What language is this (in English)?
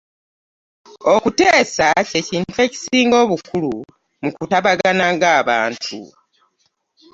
Ganda